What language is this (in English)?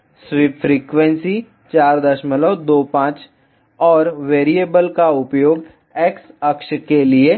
Hindi